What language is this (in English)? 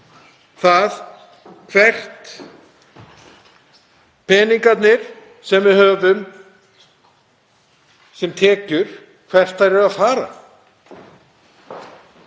Icelandic